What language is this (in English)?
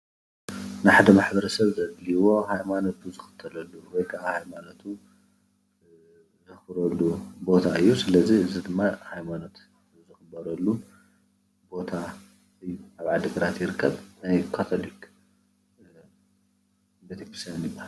Tigrinya